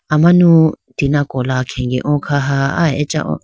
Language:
Idu-Mishmi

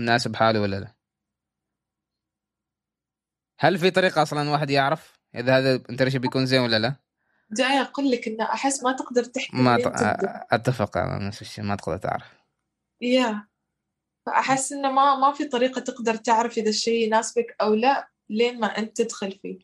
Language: Arabic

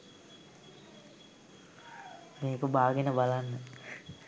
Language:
Sinhala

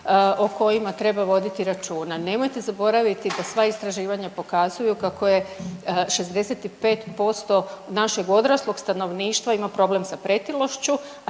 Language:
Croatian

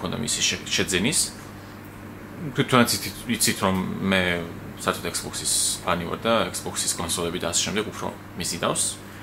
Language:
Romanian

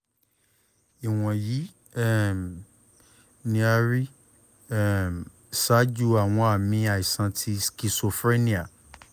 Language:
Yoruba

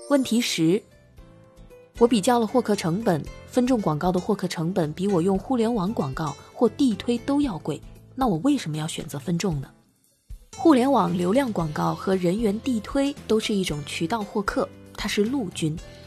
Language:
Chinese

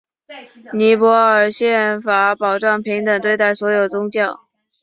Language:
Chinese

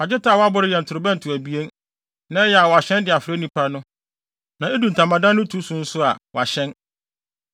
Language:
Akan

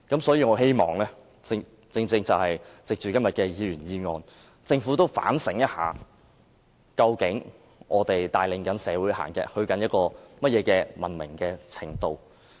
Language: Cantonese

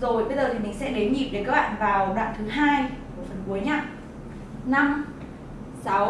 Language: Vietnamese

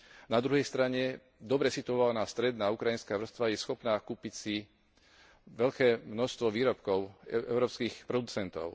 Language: Slovak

